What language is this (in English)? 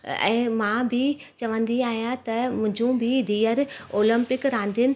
Sindhi